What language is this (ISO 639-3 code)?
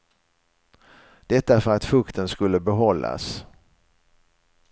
swe